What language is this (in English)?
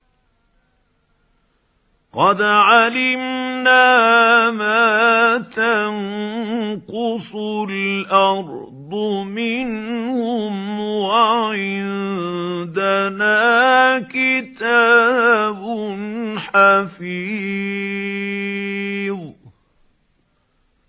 Arabic